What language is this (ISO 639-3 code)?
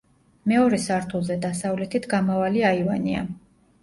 kat